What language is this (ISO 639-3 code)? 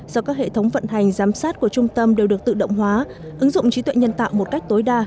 vie